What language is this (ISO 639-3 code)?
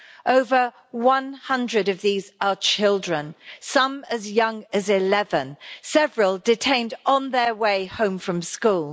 eng